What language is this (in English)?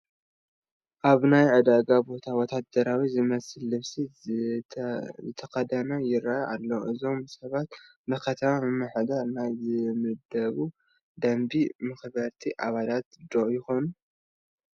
Tigrinya